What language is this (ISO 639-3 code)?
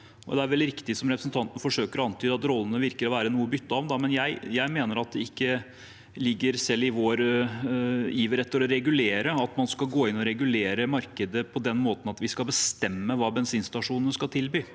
nor